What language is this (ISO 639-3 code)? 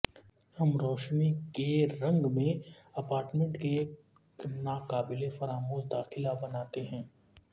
urd